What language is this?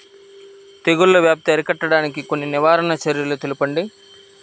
Telugu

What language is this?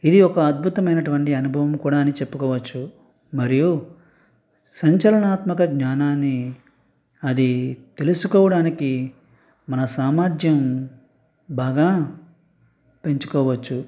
Telugu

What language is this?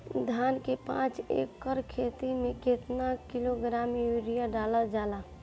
Bhojpuri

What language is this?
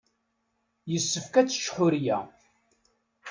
Kabyle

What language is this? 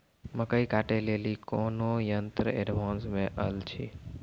Maithili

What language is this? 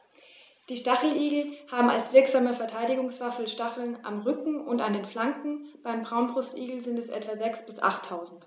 German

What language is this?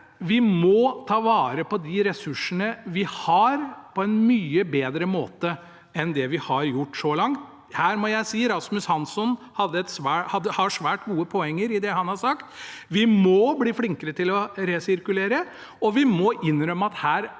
Norwegian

